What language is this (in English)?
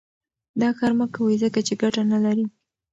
Pashto